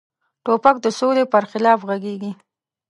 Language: Pashto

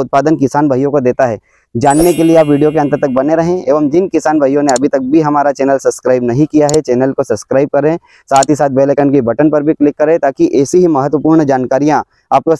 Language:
Hindi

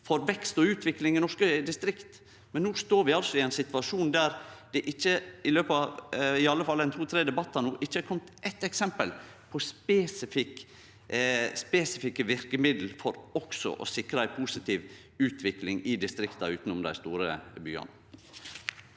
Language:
Norwegian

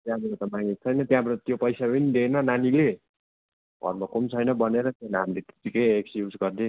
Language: Nepali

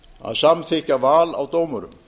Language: Icelandic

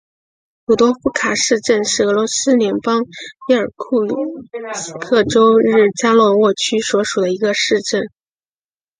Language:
Chinese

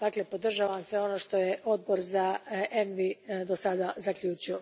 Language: Croatian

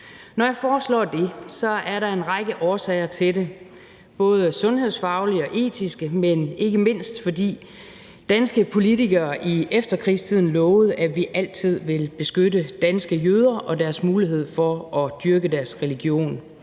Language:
Danish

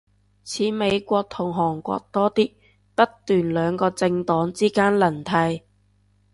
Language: Cantonese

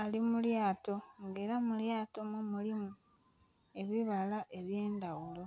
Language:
Soga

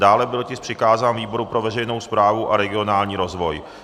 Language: Czech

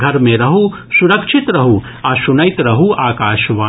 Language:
Maithili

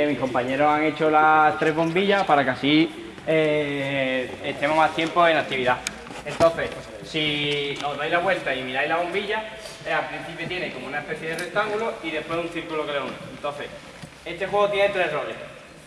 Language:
Spanish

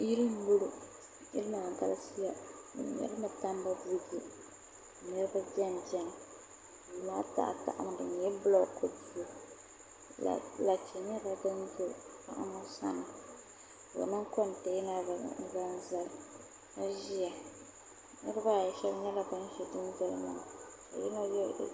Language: Dagbani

